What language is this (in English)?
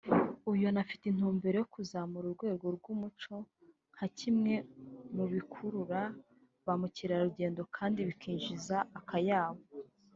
Kinyarwanda